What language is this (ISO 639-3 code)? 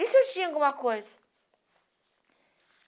por